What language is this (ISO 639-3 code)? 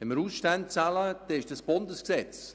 gsw